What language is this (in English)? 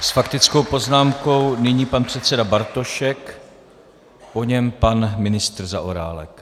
Czech